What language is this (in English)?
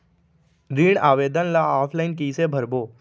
Chhattisgarhi